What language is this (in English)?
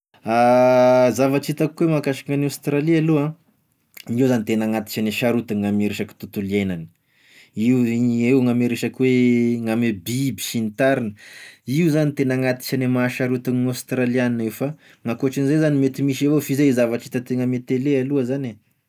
Tesaka Malagasy